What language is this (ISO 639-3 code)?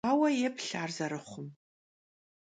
kbd